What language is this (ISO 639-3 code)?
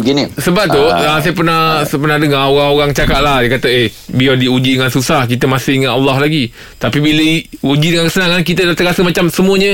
msa